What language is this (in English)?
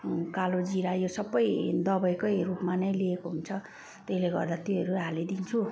Nepali